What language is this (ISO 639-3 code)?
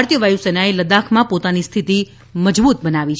guj